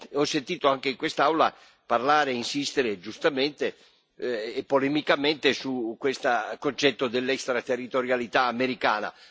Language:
Italian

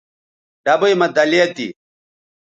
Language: Bateri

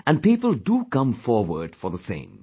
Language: English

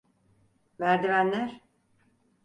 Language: Turkish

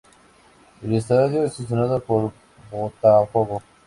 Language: Spanish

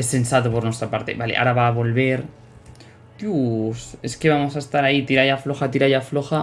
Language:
Spanish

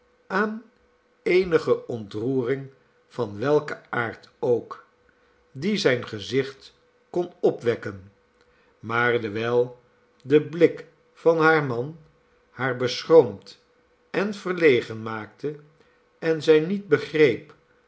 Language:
Dutch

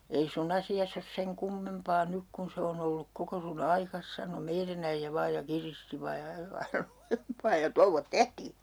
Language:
Finnish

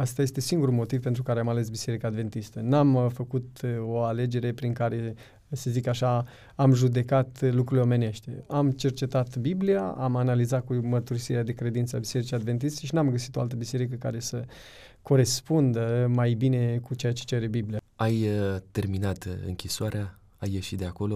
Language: Romanian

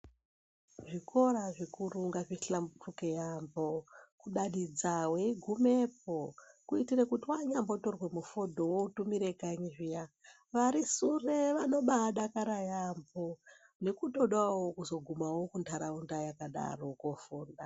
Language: Ndau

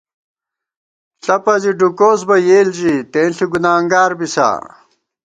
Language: Gawar-Bati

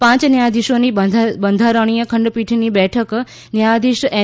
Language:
Gujarati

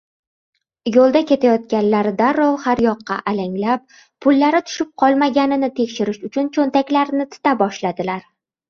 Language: Uzbek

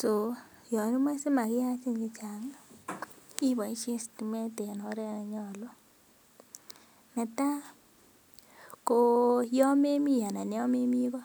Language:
Kalenjin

